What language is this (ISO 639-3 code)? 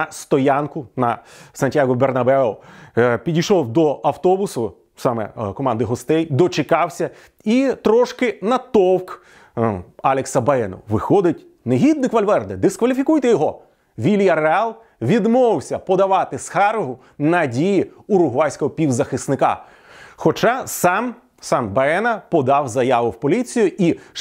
ukr